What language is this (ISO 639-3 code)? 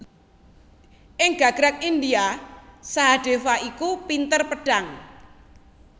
jav